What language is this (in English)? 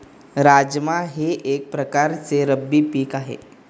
Marathi